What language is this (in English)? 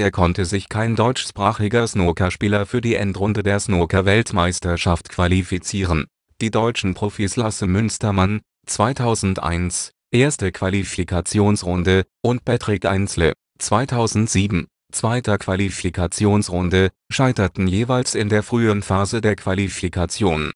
German